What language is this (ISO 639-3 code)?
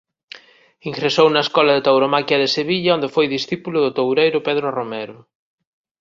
glg